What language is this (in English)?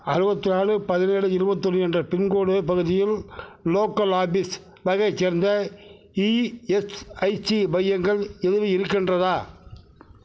Tamil